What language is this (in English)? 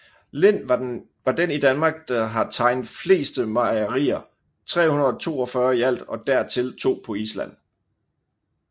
Danish